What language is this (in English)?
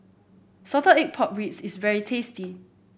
English